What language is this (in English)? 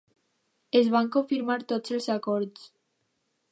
Catalan